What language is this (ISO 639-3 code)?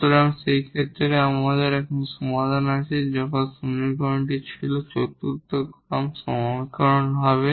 ben